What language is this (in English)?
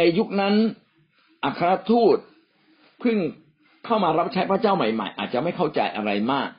Thai